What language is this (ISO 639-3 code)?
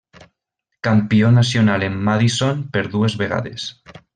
cat